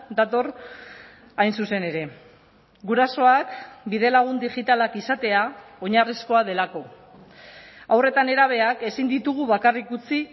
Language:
Basque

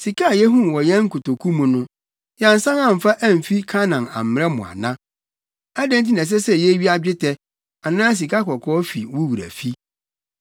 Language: Akan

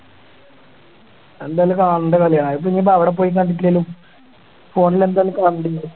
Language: Malayalam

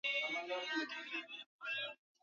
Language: Swahili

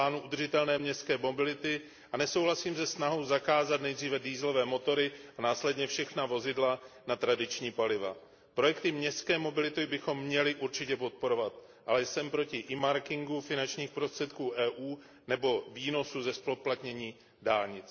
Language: Czech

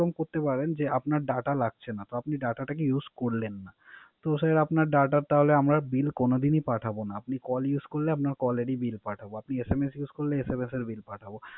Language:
Bangla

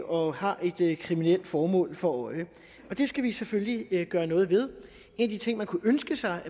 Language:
Danish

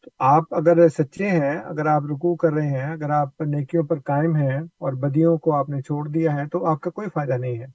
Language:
Urdu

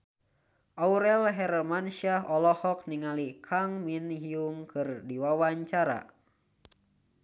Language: Sundanese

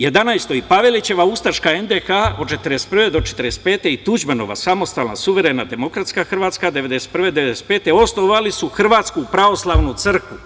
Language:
Serbian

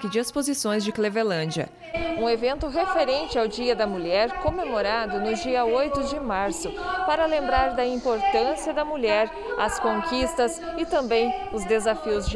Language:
Portuguese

